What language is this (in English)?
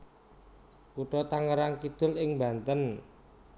Javanese